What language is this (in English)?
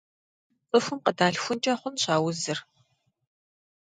Kabardian